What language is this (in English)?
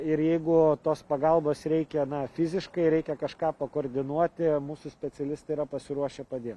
Lithuanian